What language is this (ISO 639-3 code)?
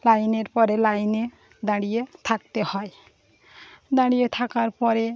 ben